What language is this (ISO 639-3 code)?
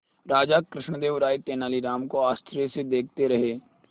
hin